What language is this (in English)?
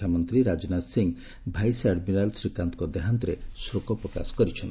Odia